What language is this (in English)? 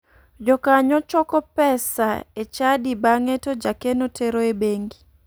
Luo (Kenya and Tanzania)